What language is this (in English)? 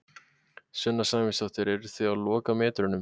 Icelandic